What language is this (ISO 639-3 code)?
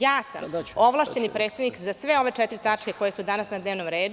srp